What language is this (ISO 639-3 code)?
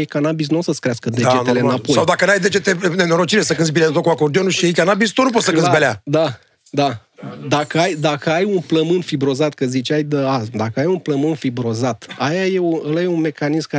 ron